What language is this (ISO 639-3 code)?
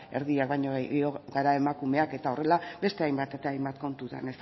eus